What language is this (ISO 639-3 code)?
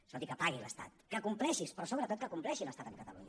cat